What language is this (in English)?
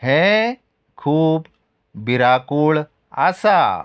Konkani